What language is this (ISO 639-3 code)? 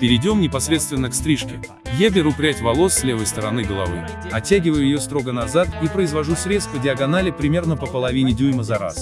rus